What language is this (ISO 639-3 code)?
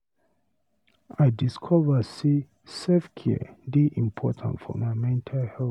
pcm